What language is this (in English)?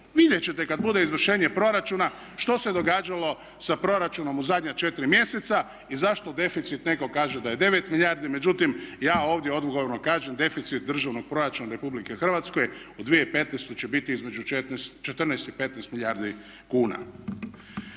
Croatian